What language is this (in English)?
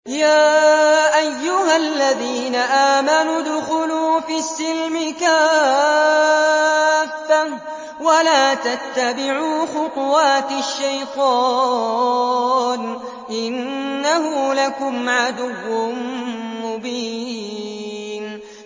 Arabic